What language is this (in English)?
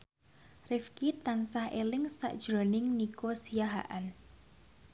Javanese